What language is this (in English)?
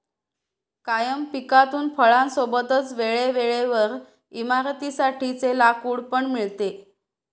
Marathi